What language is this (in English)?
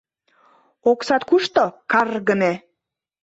Mari